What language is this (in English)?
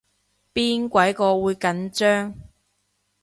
Cantonese